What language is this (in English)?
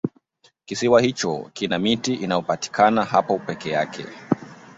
Swahili